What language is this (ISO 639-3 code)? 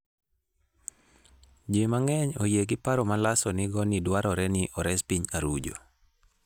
luo